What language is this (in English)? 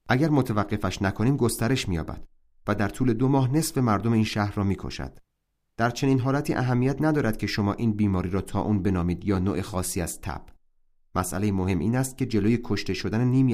Persian